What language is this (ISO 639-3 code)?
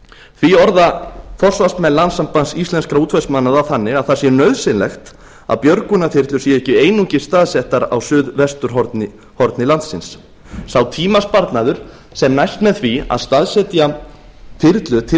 isl